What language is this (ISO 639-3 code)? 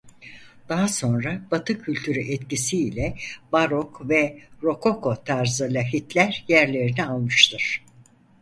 tur